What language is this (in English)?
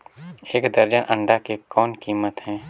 Chhattisgarhi